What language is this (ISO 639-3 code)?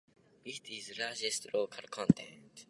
eng